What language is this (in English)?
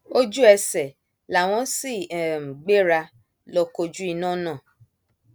Yoruba